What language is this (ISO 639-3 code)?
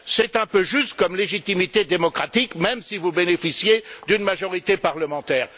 fra